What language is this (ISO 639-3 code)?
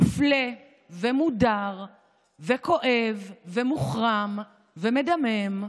heb